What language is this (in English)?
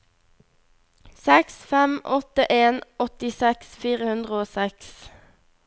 Norwegian